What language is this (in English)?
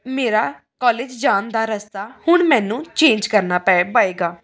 Punjabi